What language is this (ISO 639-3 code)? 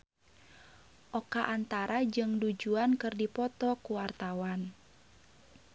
sun